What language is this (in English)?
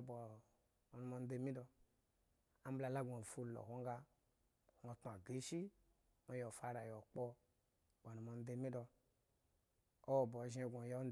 Eggon